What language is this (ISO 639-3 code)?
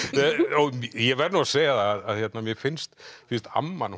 isl